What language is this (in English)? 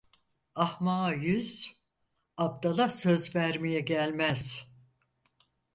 Turkish